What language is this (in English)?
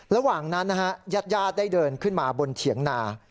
Thai